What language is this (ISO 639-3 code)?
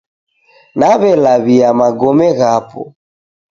dav